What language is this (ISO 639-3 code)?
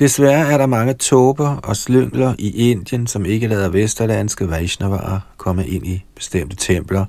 dan